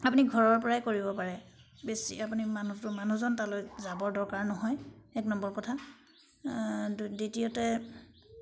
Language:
Assamese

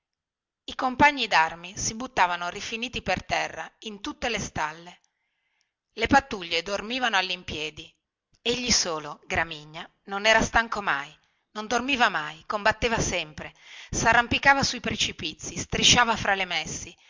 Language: Italian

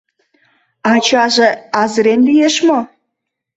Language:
Mari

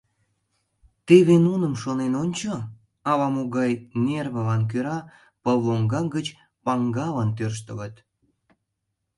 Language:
Mari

